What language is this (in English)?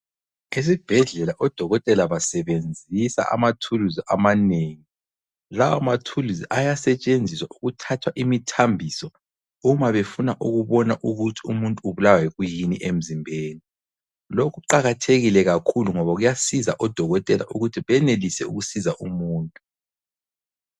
North Ndebele